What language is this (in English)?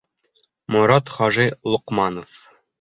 Bashkir